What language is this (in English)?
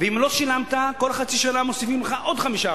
Hebrew